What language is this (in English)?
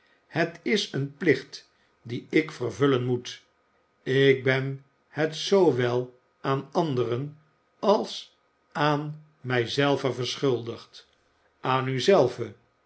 Dutch